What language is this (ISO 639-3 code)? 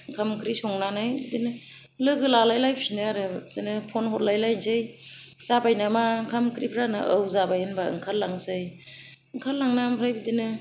brx